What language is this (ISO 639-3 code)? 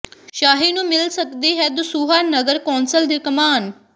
pan